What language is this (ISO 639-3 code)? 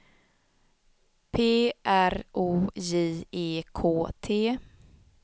swe